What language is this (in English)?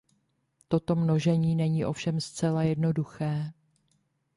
Czech